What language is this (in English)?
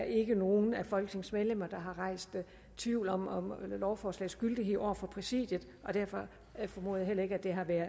Danish